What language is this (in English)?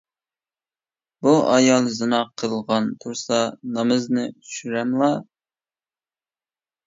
Uyghur